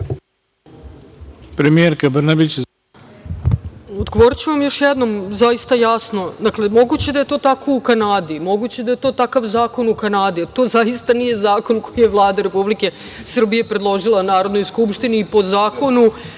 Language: Serbian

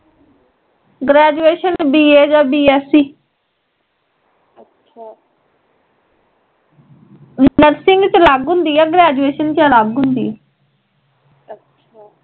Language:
Punjabi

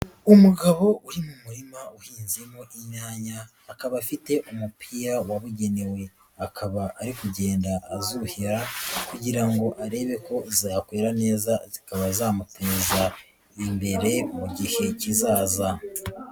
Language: Kinyarwanda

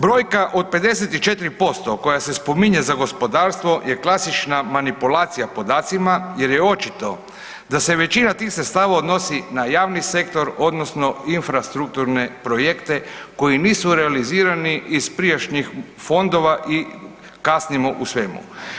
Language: Croatian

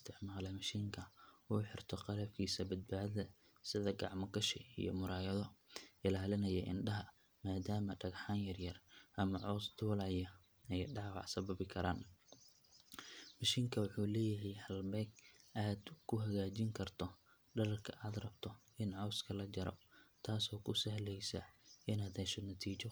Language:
Somali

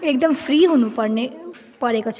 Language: Nepali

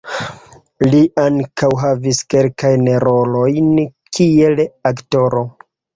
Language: Esperanto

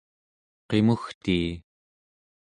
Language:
Central Yupik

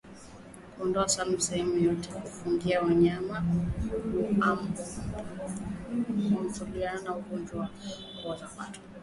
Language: Swahili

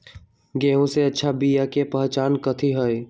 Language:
Magahi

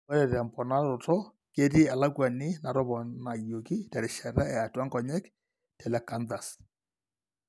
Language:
Masai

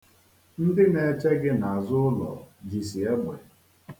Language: Igbo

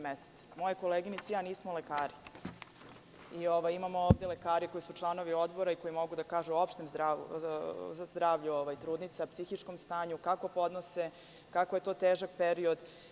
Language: Serbian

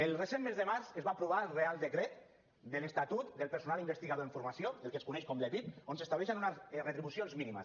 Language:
Catalan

